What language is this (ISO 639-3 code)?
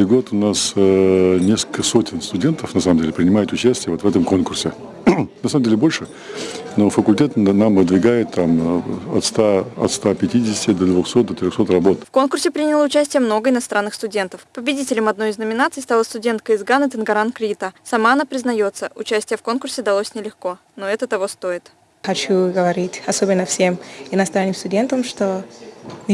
rus